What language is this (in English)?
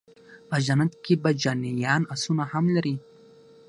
Pashto